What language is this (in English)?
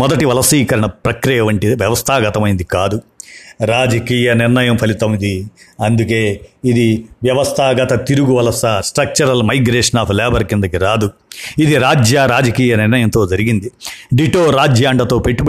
Telugu